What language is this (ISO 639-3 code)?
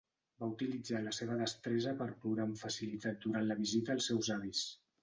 cat